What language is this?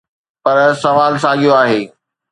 Sindhi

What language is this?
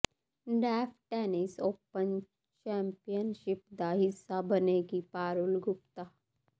Punjabi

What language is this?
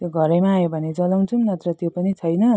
Nepali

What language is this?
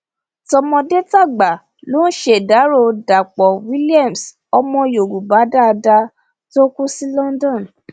Yoruba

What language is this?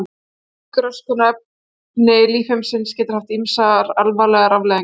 Icelandic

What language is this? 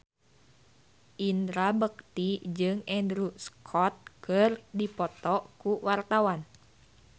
Sundanese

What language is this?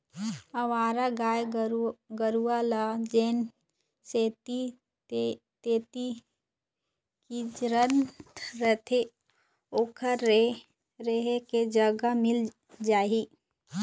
Chhattisgarhi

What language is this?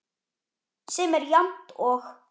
Icelandic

